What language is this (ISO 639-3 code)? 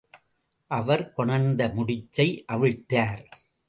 tam